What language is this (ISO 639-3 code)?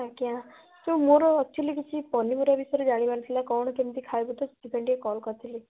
ori